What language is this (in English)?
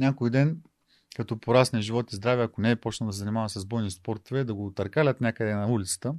Bulgarian